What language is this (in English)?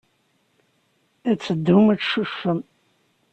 Kabyle